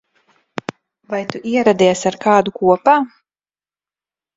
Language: Latvian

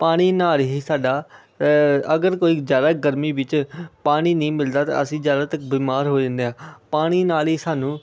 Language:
Punjabi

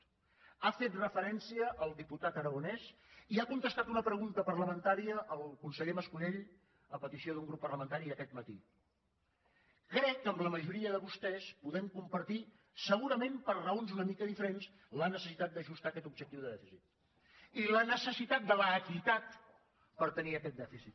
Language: Catalan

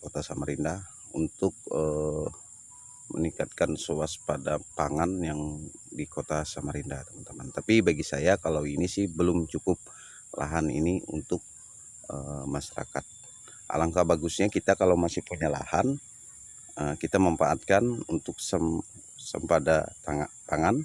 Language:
Indonesian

